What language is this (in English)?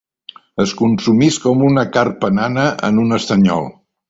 Catalan